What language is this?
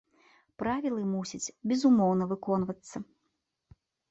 Belarusian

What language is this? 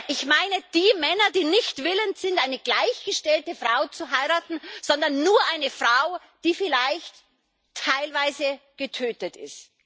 German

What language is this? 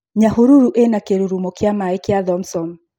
Kikuyu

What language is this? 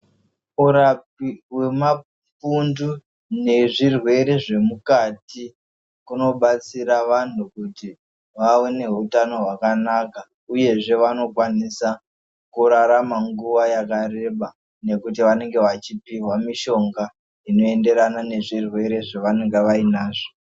Ndau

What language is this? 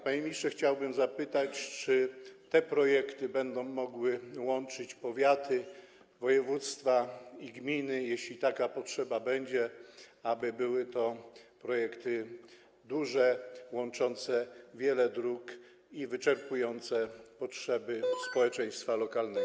Polish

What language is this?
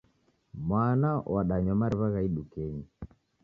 Taita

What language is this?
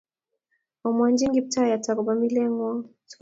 Kalenjin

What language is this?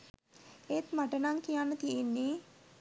Sinhala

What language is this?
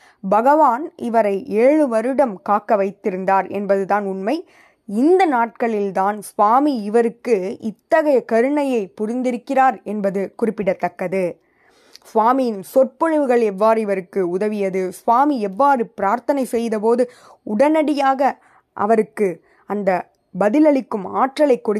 Tamil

